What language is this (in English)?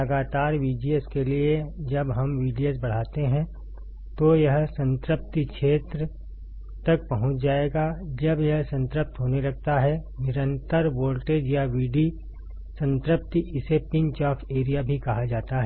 Hindi